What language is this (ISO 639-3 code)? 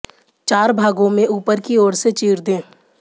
hin